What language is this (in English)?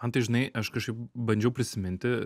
Lithuanian